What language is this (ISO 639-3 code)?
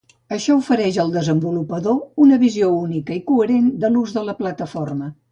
cat